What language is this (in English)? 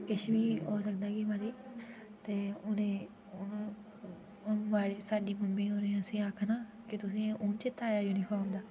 Dogri